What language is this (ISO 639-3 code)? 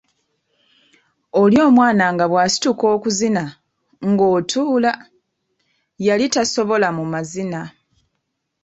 lug